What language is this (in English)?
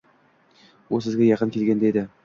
Uzbek